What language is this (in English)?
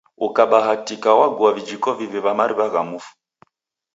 Taita